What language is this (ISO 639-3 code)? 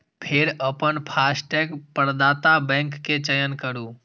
mai